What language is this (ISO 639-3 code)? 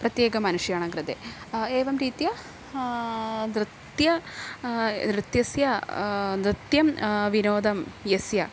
san